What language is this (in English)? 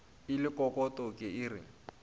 Northern Sotho